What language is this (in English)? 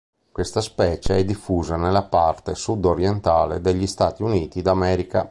Italian